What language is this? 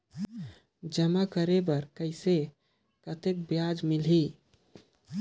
Chhattisgarhi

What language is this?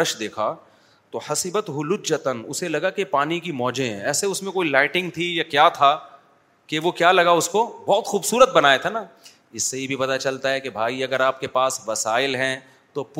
Urdu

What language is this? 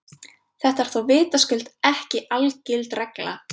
Icelandic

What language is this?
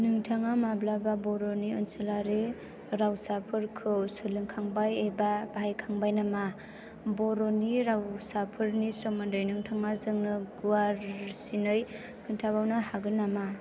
Bodo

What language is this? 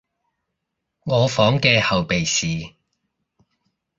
Cantonese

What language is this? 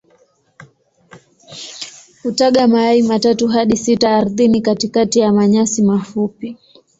Swahili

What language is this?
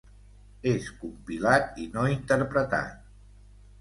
Catalan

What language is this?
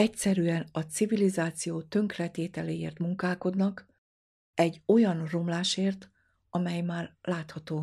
Hungarian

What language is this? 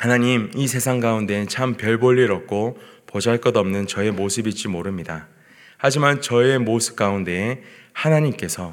Korean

